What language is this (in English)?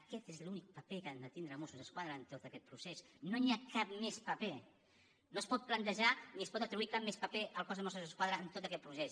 Catalan